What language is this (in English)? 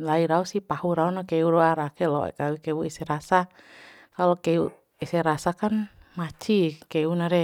Bima